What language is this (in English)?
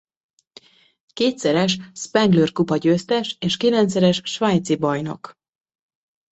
Hungarian